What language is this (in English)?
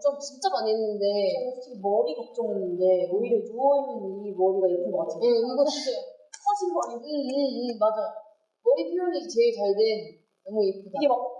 Korean